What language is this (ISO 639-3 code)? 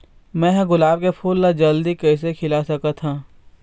hne